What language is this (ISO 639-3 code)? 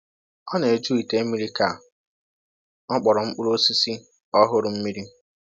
ibo